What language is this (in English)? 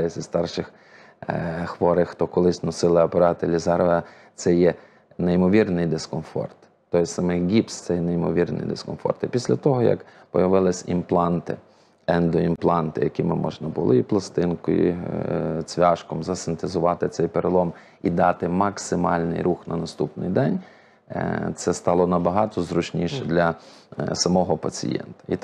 Ukrainian